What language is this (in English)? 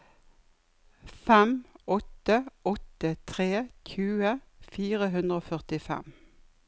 Norwegian